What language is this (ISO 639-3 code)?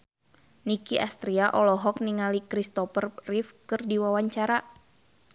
sun